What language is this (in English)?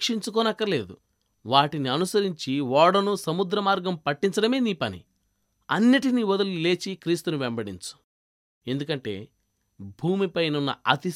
Telugu